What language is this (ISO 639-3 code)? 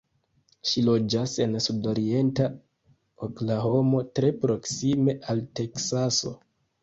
epo